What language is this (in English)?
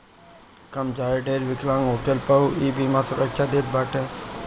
Bhojpuri